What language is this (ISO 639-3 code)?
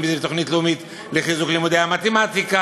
heb